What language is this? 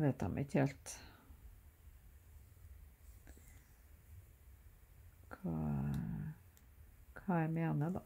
Norwegian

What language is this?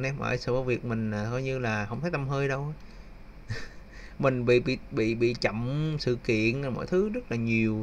Vietnamese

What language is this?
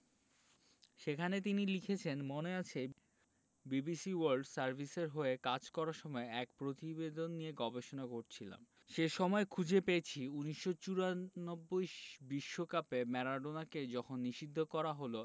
Bangla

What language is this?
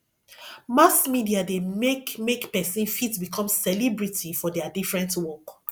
Nigerian Pidgin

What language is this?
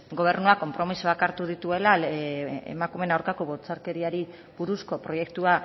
Basque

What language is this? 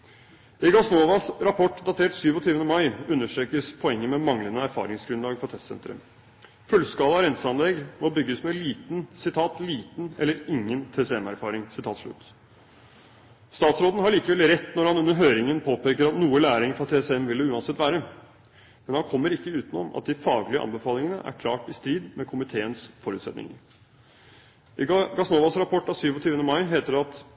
Norwegian Bokmål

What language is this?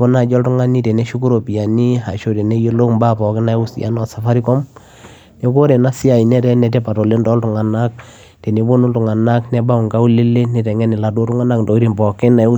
Masai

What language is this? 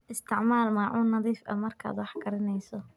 Somali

